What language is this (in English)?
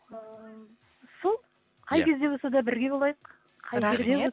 Kazakh